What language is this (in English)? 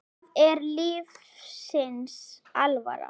Icelandic